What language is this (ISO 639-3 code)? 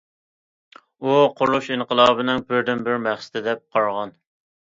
uig